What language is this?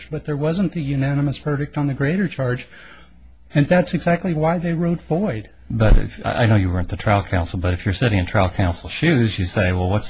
English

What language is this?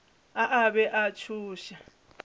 Northern Sotho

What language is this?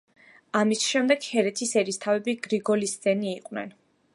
Georgian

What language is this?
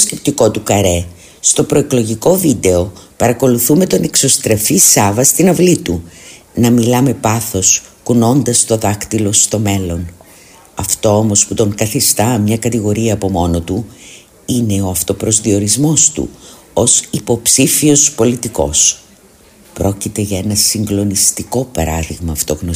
Greek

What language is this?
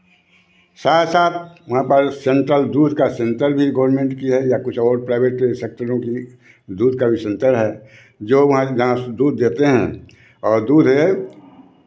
Hindi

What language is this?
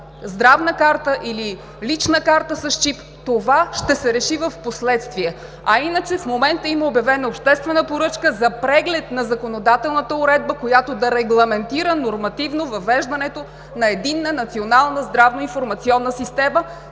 Bulgarian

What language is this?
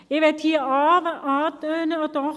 Swiss German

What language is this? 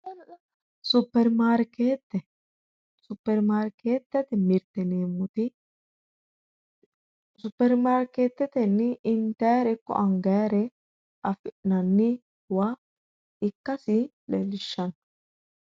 Sidamo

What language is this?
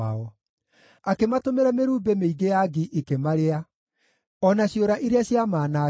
Kikuyu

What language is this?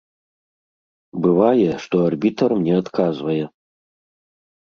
Belarusian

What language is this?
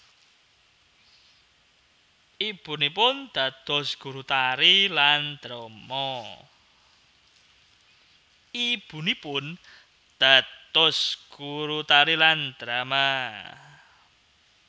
Javanese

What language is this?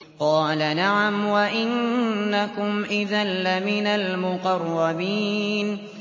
Arabic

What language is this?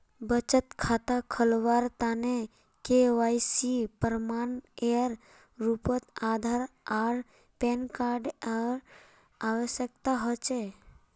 Magahi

